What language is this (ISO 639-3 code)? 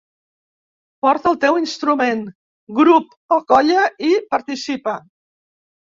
cat